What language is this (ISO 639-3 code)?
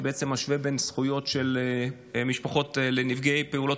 heb